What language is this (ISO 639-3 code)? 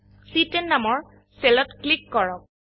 asm